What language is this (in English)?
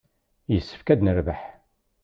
Kabyle